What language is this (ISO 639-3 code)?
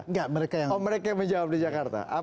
ind